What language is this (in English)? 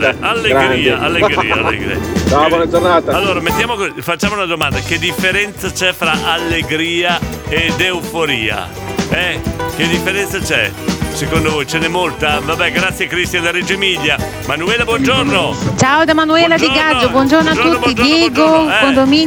Italian